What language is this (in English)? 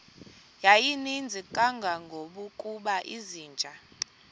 Xhosa